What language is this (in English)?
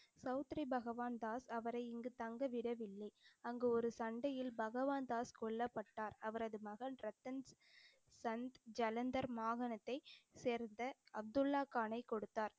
Tamil